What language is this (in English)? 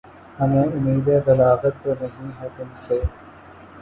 Urdu